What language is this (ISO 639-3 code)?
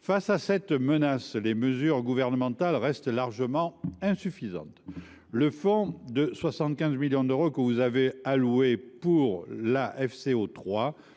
fra